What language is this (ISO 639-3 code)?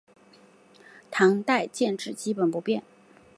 zho